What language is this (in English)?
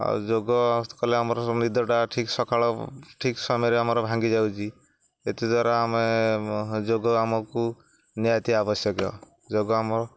Odia